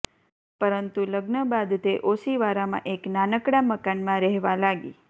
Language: Gujarati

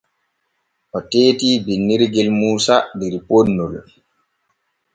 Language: Borgu Fulfulde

